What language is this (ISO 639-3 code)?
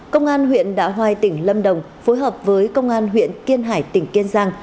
vie